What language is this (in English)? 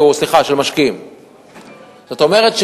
Hebrew